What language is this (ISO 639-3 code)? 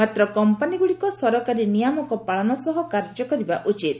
ori